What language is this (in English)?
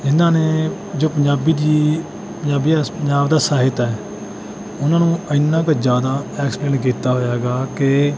Punjabi